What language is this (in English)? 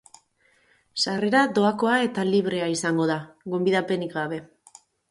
Basque